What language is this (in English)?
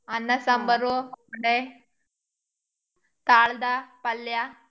Kannada